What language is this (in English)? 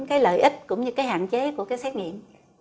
Vietnamese